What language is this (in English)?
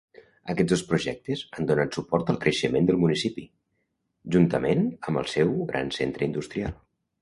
Catalan